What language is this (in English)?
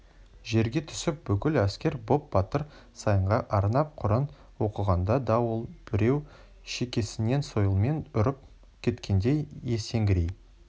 Kazakh